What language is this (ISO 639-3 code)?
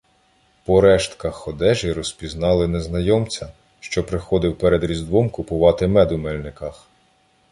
ukr